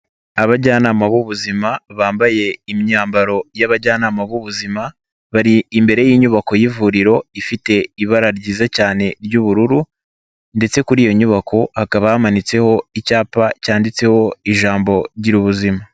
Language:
Kinyarwanda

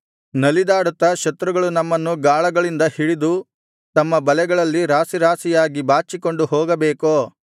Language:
Kannada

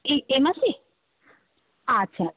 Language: Bangla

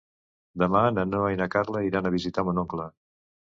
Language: Catalan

